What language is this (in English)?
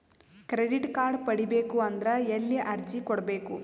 Kannada